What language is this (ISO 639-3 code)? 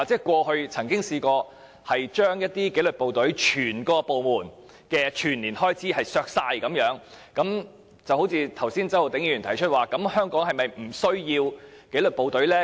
yue